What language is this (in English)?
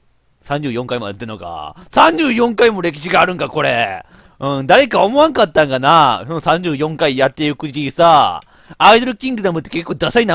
Japanese